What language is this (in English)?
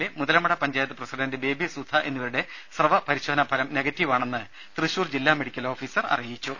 Malayalam